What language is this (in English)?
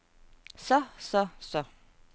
Danish